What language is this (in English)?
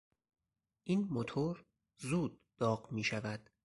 Persian